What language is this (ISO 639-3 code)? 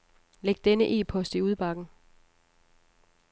dan